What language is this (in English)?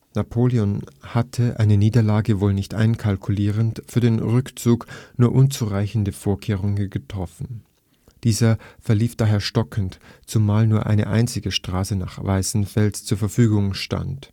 German